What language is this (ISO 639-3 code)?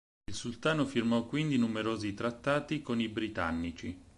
ita